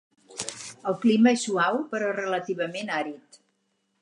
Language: Catalan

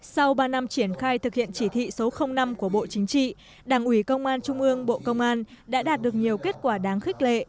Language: Vietnamese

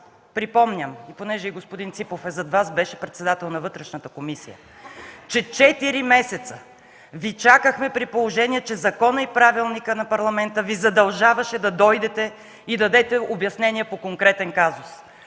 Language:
Bulgarian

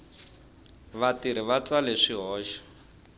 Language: Tsonga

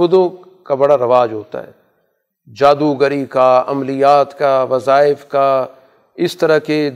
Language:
Urdu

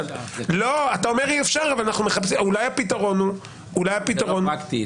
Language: Hebrew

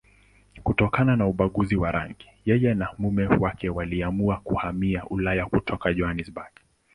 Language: Swahili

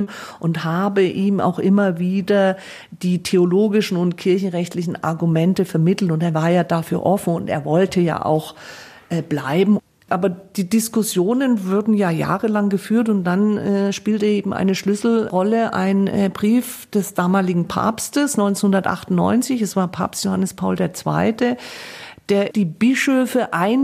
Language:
German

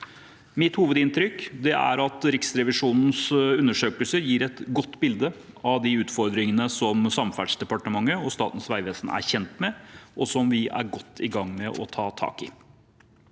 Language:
Norwegian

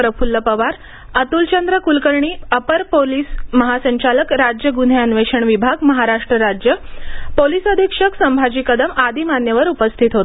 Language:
Marathi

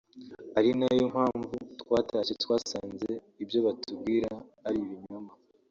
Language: Kinyarwanda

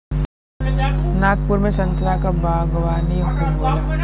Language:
Bhojpuri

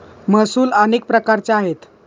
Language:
Marathi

